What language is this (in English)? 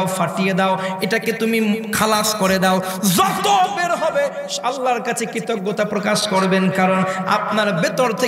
Bangla